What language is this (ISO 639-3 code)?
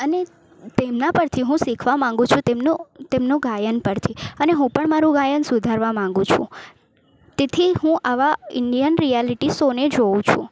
guj